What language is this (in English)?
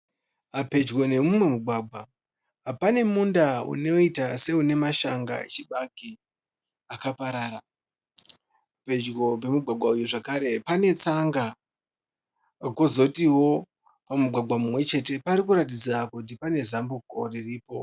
Shona